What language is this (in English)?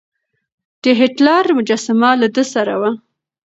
Pashto